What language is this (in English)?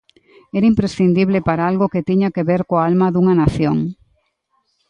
Galician